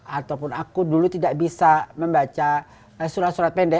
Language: Indonesian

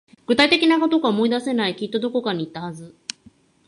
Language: Japanese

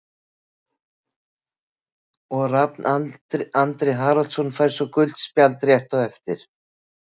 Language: Icelandic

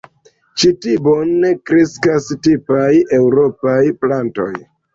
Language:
Esperanto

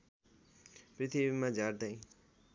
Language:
Nepali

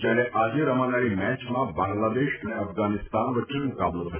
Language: Gujarati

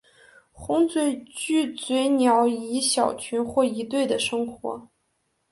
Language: Chinese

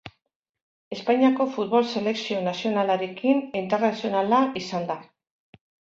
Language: Basque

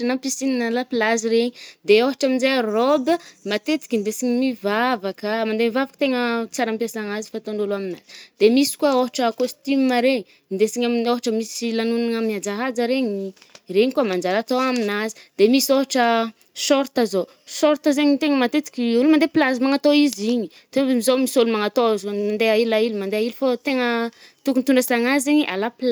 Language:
Northern Betsimisaraka Malagasy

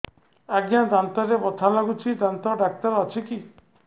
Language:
Odia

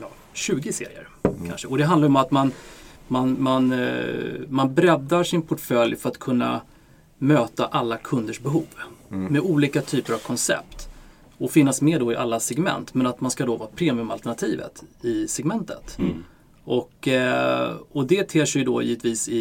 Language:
Swedish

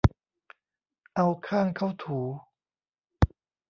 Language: Thai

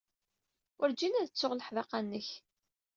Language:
Kabyle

